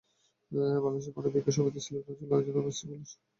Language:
Bangla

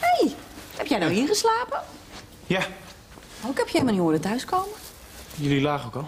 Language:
Dutch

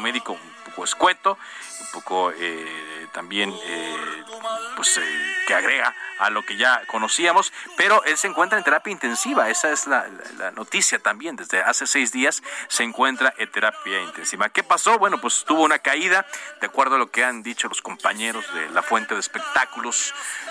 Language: Spanish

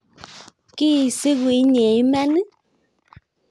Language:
Kalenjin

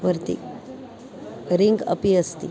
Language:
Sanskrit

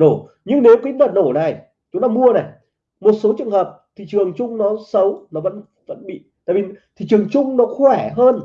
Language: Vietnamese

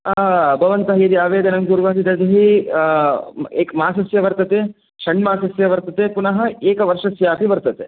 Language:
Sanskrit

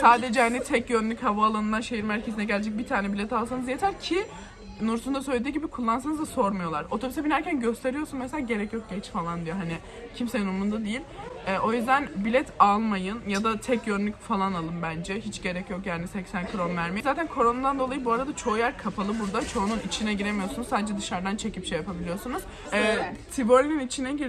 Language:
Turkish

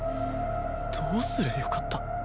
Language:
Japanese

